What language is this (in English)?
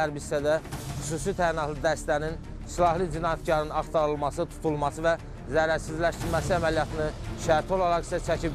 Turkish